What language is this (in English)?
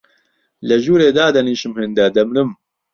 Central Kurdish